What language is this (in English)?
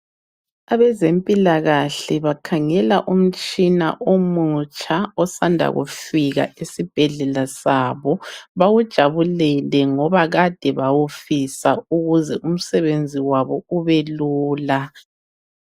North Ndebele